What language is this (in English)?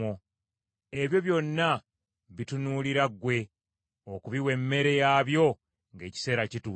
Ganda